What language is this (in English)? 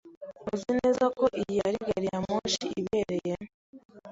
Kinyarwanda